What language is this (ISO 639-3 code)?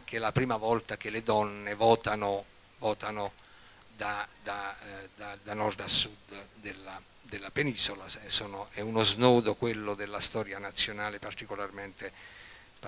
ita